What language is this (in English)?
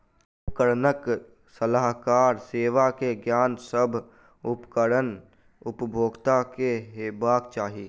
Maithili